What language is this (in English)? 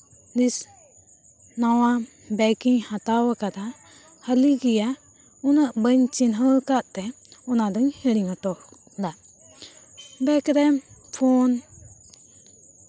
Santali